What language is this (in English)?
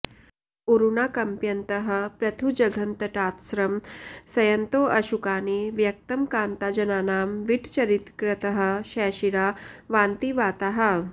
Sanskrit